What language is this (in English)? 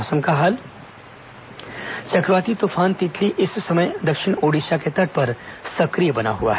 Hindi